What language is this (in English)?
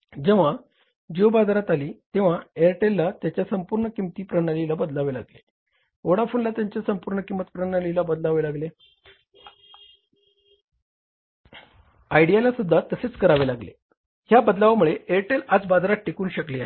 Marathi